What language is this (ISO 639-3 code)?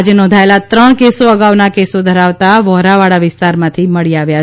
guj